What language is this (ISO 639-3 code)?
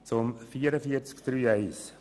gsw